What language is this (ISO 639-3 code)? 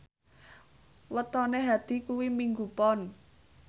jav